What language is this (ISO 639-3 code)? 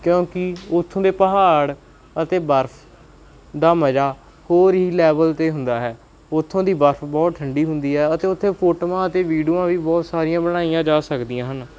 pan